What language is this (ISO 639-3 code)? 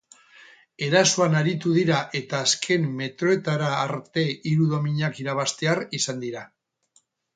eus